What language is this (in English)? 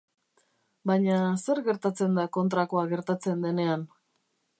Basque